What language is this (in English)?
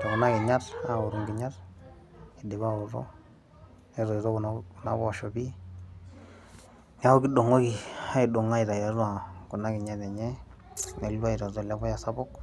Masai